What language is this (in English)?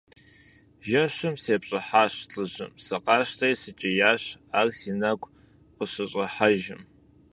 Kabardian